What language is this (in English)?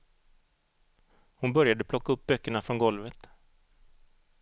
Swedish